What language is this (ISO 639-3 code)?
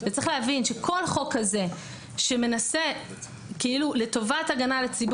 heb